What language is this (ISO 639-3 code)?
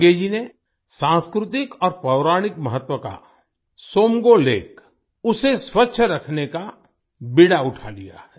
hin